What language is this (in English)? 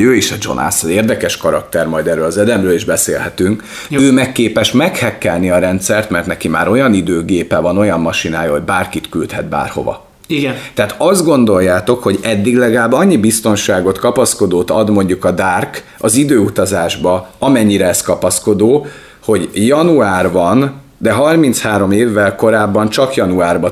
Hungarian